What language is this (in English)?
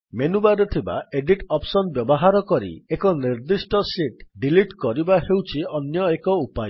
Odia